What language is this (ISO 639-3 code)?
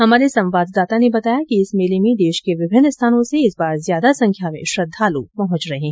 hin